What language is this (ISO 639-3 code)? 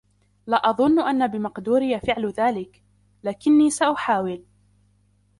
ara